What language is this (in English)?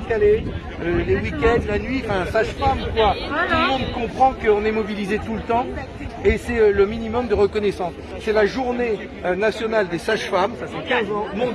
French